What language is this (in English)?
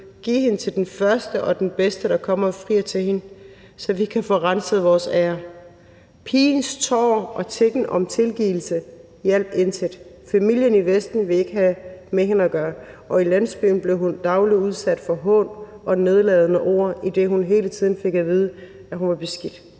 Danish